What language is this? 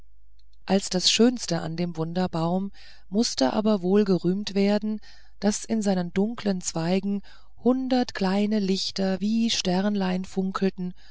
German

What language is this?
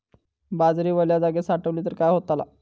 Marathi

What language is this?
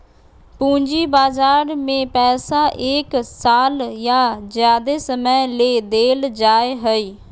Magahi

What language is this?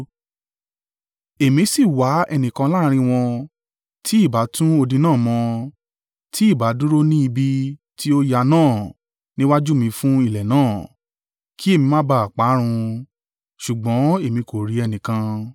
Yoruba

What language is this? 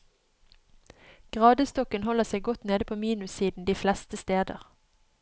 Norwegian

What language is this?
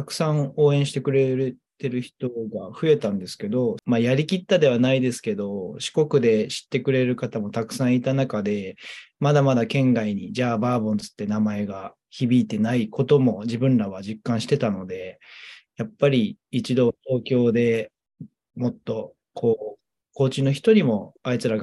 Japanese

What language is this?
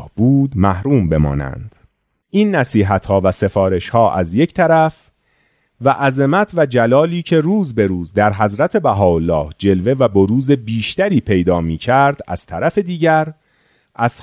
Persian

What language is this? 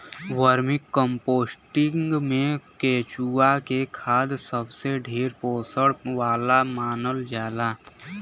Bhojpuri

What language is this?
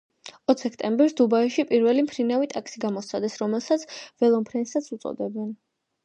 Georgian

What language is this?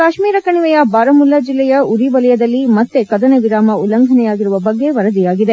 Kannada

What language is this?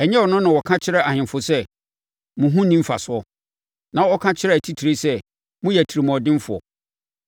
Akan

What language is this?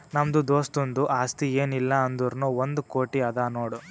Kannada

